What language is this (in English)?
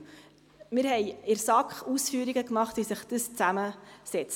Swiss German